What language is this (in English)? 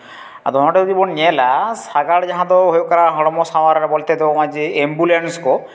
Santali